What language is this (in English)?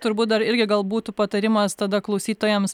Lithuanian